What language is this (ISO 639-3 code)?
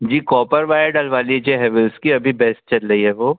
hin